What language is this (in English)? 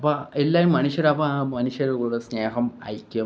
Malayalam